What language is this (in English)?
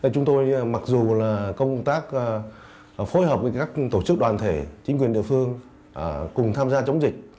Vietnamese